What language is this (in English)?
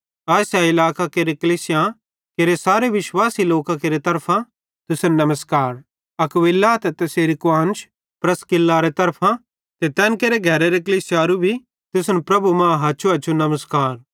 Bhadrawahi